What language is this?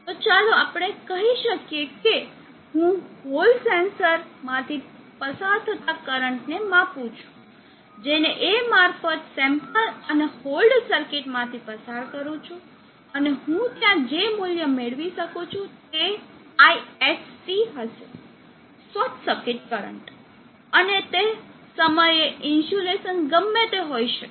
Gujarati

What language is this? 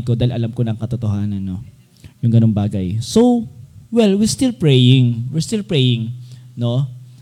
Filipino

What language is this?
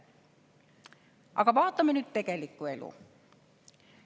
Estonian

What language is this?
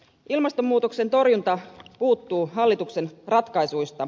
Finnish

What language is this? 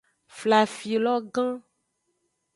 Aja (Benin)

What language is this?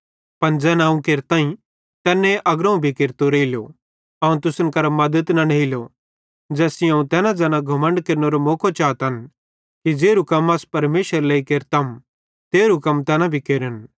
Bhadrawahi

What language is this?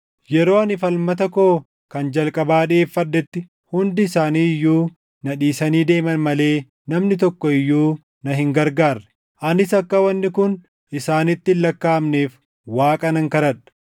Oromo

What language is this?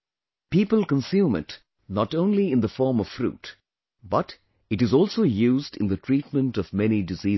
English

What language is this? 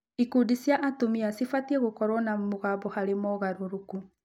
Kikuyu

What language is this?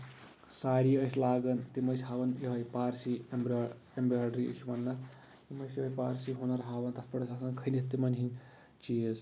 Kashmiri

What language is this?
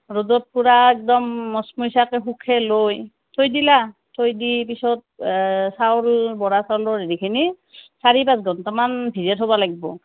Assamese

